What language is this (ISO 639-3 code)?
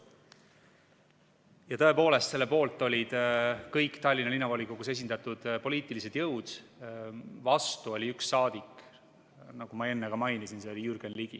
est